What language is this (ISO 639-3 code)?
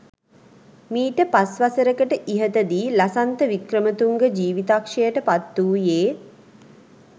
sin